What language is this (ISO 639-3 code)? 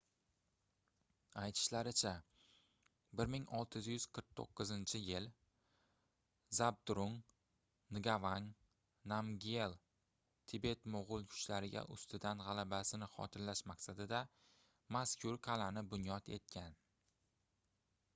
uzb